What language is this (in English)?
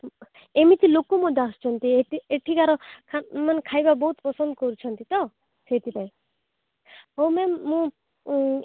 Odia